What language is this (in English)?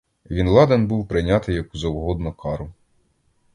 Ukrainian